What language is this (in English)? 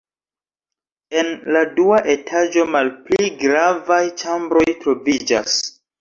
Esperanto